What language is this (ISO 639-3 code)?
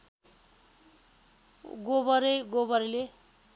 nep